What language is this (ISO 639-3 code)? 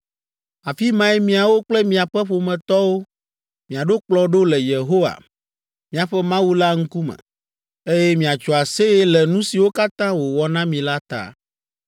ewe